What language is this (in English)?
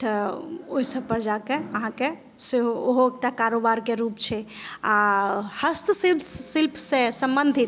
Maithili